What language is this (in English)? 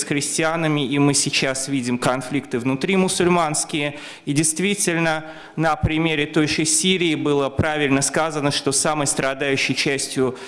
Russian